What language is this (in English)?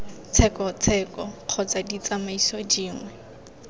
Tswana